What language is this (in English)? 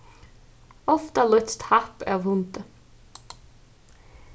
Faroese